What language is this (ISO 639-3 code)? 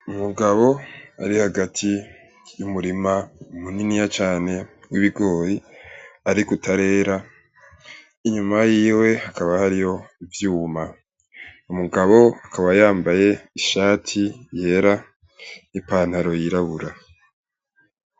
run